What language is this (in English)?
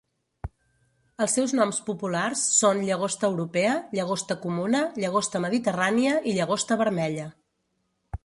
Catalan